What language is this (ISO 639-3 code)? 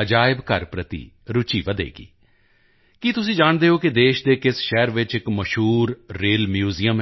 pan